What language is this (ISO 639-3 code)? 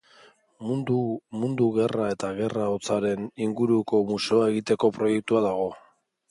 eus